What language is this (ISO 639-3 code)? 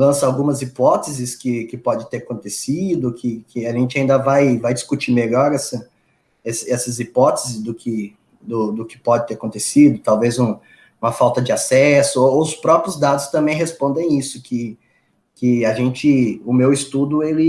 por